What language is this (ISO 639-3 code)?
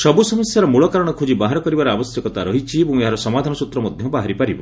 ori